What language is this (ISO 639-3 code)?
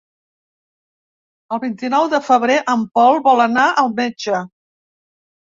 cat